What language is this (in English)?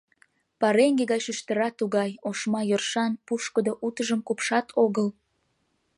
Mari